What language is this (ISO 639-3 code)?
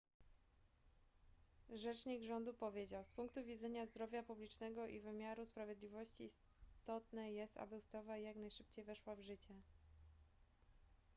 pol